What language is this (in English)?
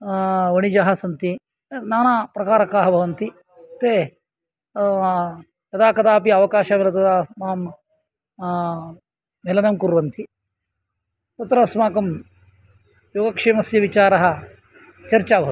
Sanskrit